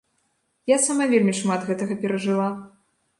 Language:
Belarusian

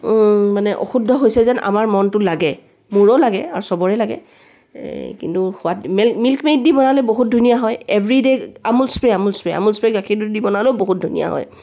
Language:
Assamese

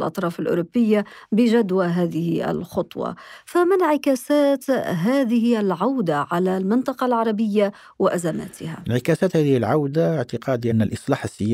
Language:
Arabic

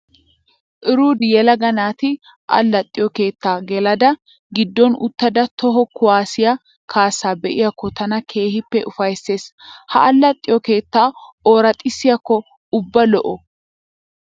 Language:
Wolaytta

